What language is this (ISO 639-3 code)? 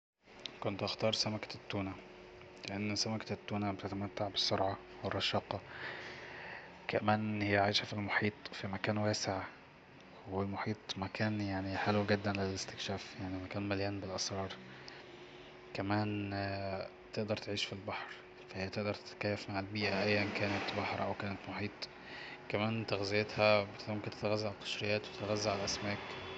arz